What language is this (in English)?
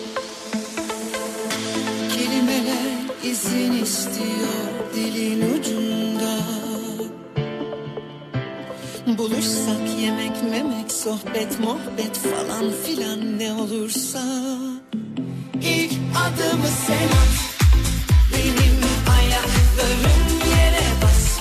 Turkish